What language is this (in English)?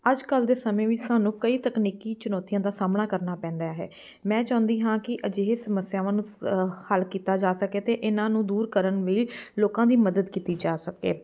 Punjabi